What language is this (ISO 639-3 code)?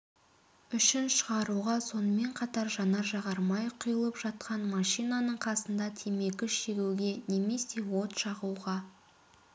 kaz